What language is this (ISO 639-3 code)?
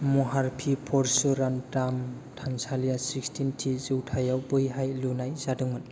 brx